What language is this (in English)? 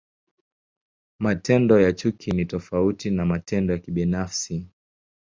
Swahili